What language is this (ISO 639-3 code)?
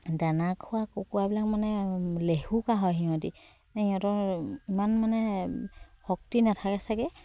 asm